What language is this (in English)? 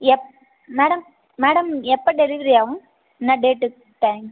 Tamil